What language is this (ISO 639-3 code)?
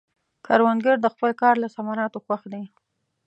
pus